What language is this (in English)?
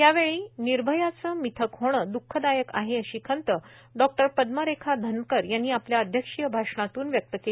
Marathi